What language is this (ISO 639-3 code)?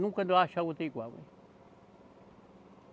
por